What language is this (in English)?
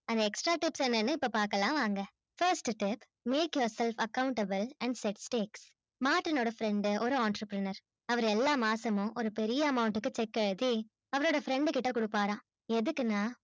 Tamil